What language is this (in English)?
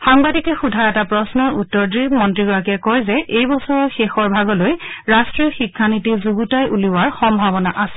Assamese